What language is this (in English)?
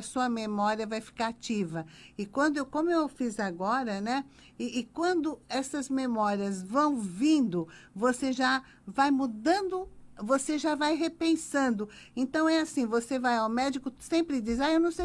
Portuguese